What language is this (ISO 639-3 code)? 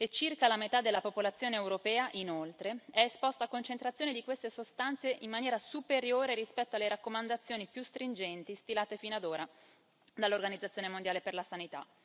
ita